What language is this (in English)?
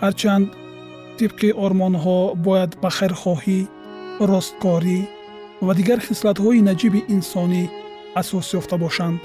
Persian